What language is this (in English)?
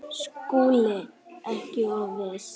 Icelandic